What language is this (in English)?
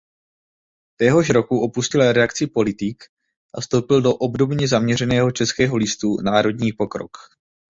Czech